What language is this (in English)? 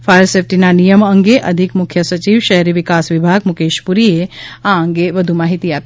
Gujarati